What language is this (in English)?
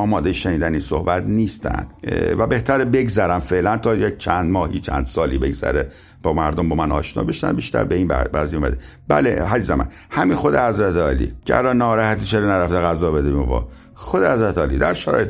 Persian